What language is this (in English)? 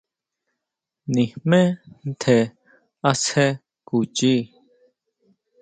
Huautla Mazatec